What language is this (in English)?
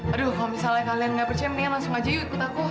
Indonesian